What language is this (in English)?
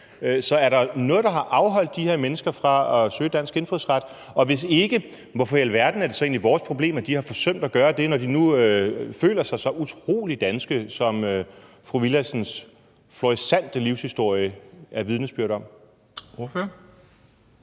Danish